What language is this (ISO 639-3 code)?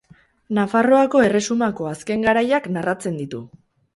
eus